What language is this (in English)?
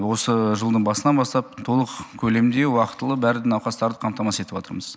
Kazakh